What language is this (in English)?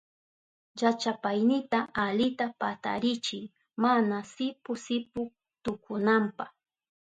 Southern Pastaza Quechua